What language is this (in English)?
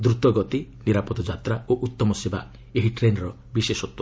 Odia